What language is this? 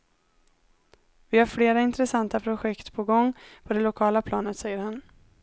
Swedish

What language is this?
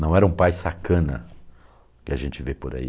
Portuguese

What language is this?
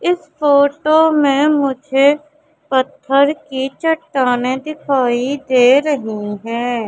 Hindi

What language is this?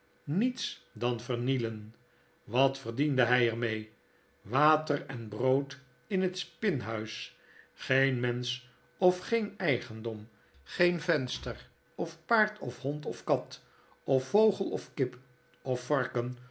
Dutch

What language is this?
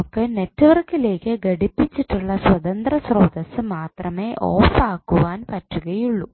Malayalam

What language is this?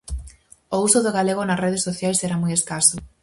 Galician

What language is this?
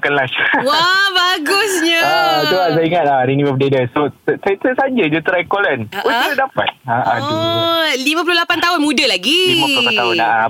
Malay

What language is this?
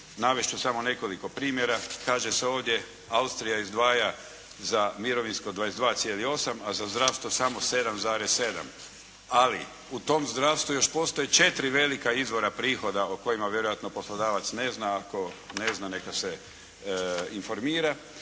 Croatian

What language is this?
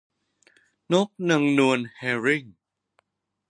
Thai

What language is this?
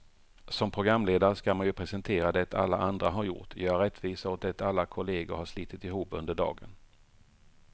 Swedish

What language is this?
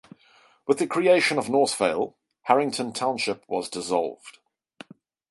English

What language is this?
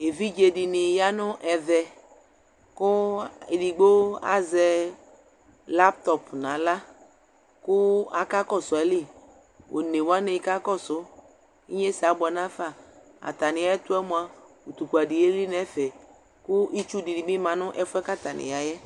Ikposo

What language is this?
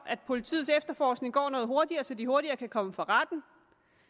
Danish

